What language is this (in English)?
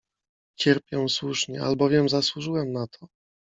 Polish